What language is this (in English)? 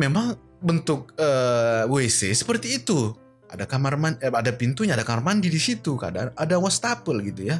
Indonesian